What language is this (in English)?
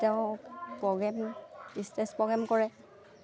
Assamese